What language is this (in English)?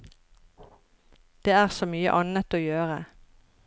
Norwegian